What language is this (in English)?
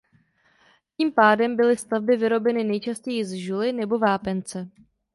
Czech